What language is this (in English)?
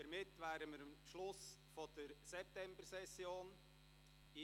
Swiss German